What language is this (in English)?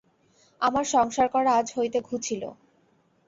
Bangla